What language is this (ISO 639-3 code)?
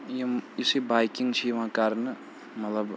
kas